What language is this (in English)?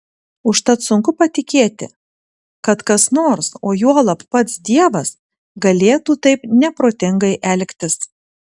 Lithuanian